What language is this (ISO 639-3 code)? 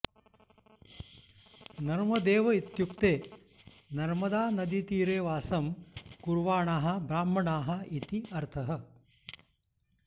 san